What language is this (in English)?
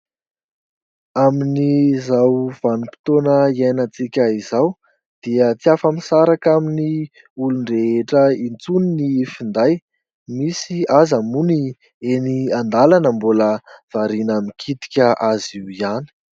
Malagasy